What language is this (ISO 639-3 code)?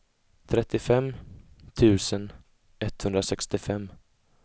swe